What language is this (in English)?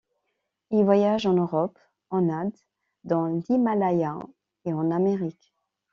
French